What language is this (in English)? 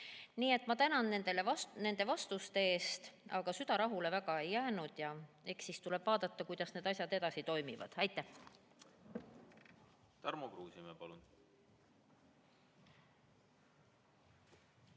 Estonian